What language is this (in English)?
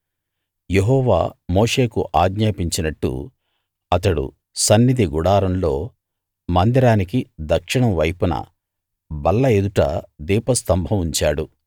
Telugu